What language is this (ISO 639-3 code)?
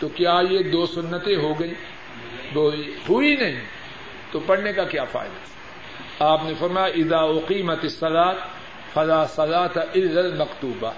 urd